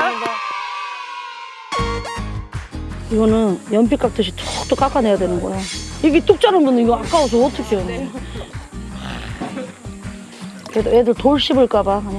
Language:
Korean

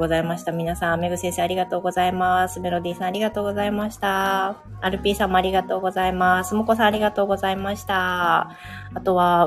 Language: Japanese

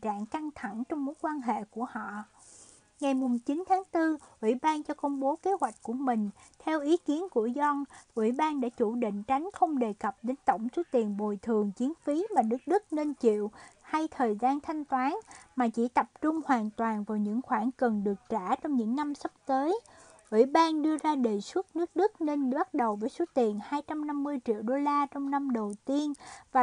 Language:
Vietnamese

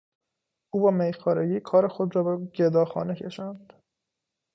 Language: Persian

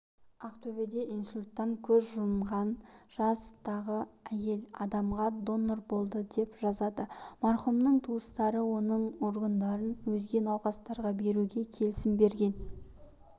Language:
Kazakh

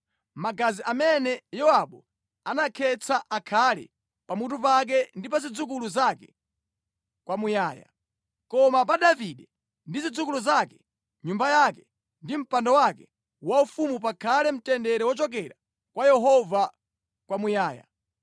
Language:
Nyanja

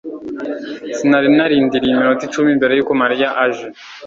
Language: Kinyarwanda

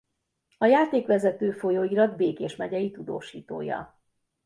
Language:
Hungarian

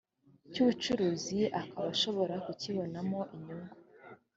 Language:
Kinyarwanda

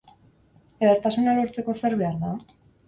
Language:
Basque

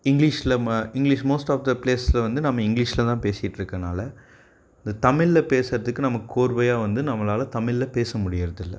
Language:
Tamil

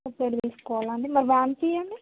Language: Telugu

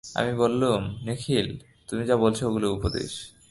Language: Bangla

